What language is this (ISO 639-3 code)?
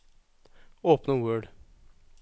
nor